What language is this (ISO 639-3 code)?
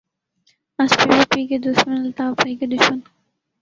urd